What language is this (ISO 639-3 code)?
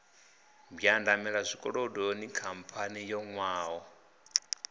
ven